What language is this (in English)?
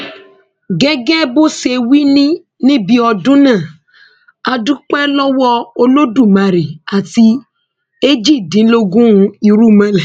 Yoruba